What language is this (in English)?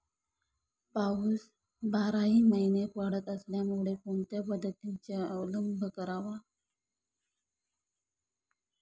Marathi